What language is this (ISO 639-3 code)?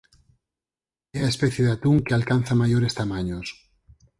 glg